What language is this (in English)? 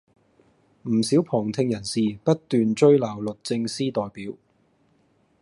Cantonese